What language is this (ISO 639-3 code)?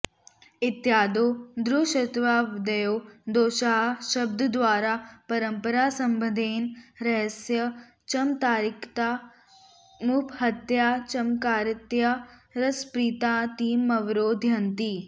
san